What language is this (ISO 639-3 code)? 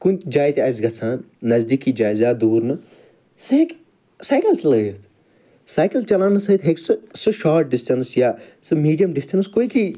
kas